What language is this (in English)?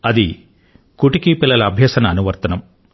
Telugu